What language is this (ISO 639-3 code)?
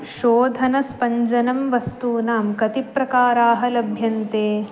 san